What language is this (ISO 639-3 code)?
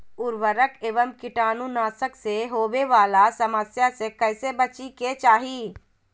mag